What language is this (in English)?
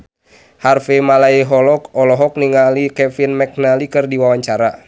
Sundanese